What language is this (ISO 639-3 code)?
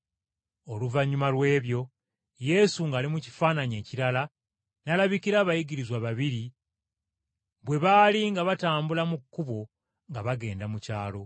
lug